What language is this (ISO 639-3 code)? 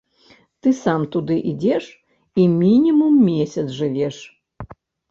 bel